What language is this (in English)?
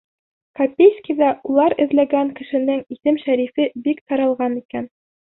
Bashkir